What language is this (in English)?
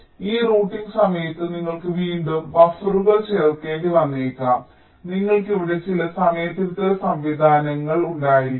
Malayalam